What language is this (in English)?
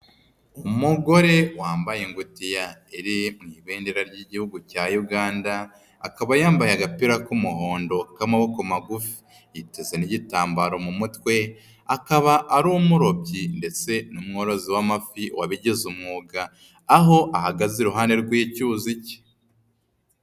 Kinyarwanda